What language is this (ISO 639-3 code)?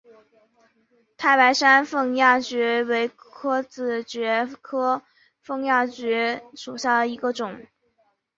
zho